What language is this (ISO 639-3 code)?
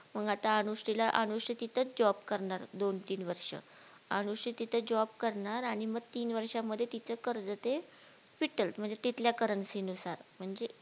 mar